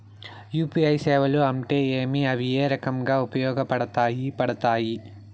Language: Telugu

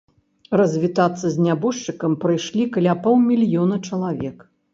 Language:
Belarusian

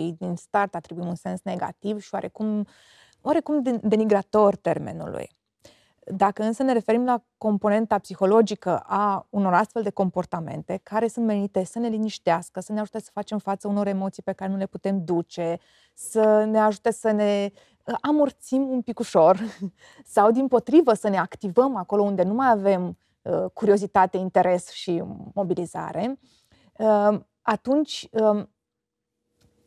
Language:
Romanian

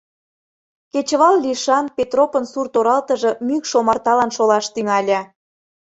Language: Mari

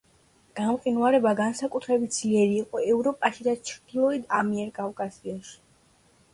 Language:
Georgian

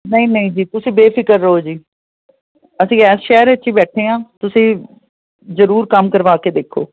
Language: Punjabi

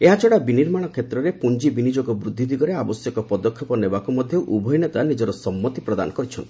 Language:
Odia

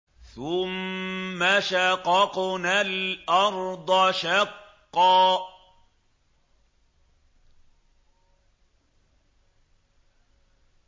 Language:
Arabic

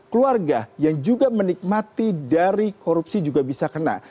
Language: Indonesian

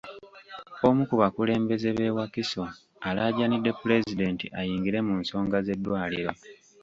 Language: Ganda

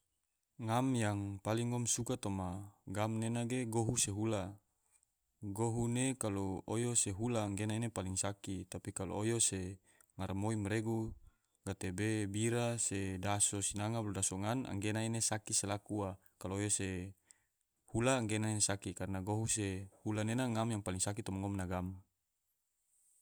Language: Tidore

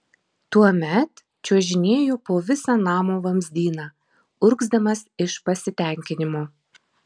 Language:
Lithuanian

